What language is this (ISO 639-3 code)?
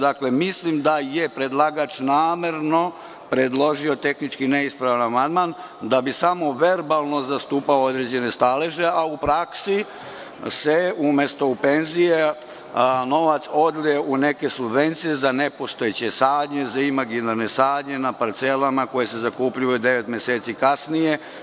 srp